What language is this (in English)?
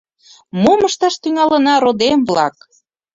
Mari